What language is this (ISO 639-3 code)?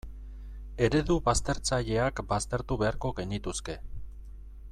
eus